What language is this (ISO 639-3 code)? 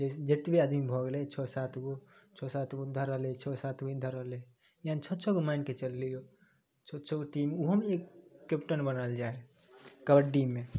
mai